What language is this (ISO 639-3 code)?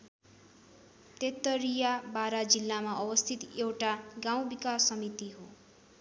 nep